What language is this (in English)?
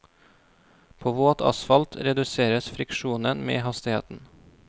Norwegian